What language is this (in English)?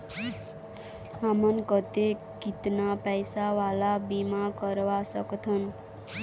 Chhattisgarhi